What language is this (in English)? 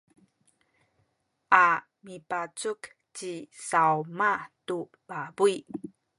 Sakizaya